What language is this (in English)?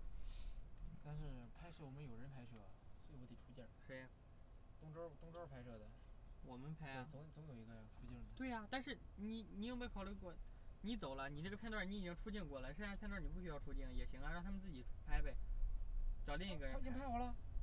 Chinese